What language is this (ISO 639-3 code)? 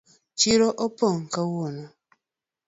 luo